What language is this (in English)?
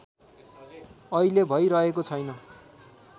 Nepali